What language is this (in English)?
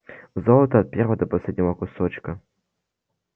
Russian